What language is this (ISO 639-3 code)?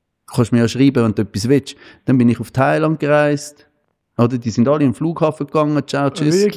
deu